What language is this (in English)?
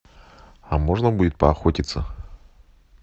Russian